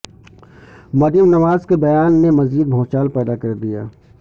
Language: Urdu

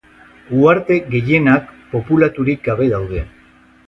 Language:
Basque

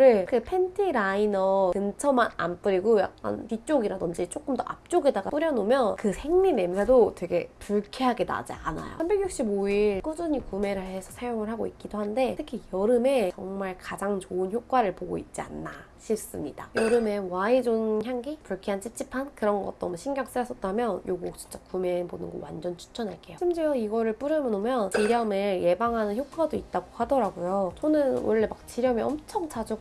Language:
Korean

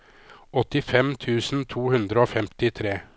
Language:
Norwegian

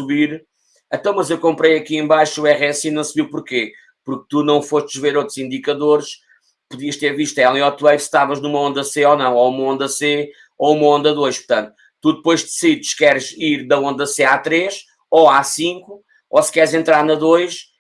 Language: Portuguese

